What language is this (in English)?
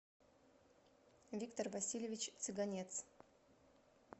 Russian